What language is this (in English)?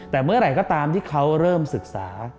Thai